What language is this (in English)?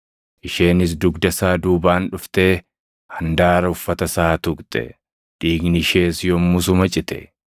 Oromo